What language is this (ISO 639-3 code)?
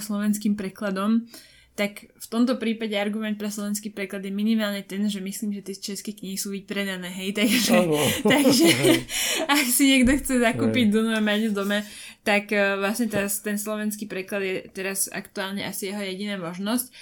slk